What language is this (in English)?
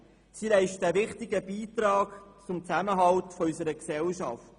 Swiss German